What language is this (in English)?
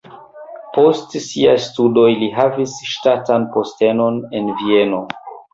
Esperanto